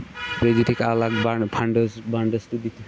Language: Kashmiri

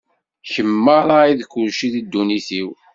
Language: Kabyle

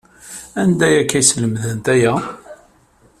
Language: Kabyle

